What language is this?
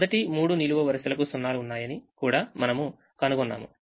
Telugu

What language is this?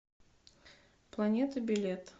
Russian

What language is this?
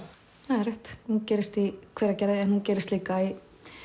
Icelandic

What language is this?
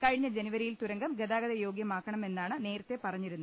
Malayalam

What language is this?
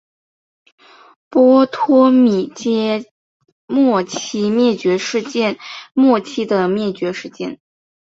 Chinese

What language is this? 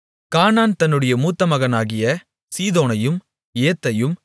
Tamil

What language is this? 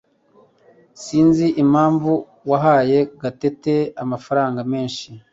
Kinyarwanda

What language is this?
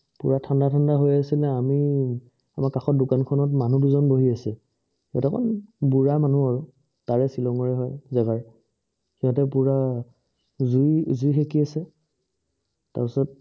Assamese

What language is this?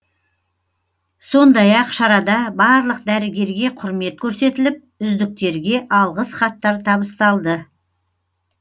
Kazakh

